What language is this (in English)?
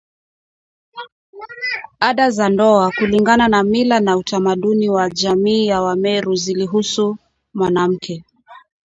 Swahili